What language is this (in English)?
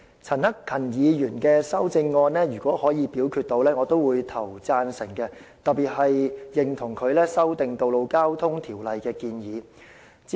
Cantonese